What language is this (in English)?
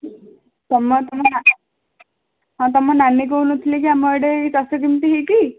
Odia